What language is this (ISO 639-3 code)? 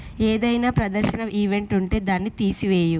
tel